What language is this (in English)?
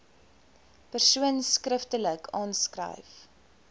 Afrikaans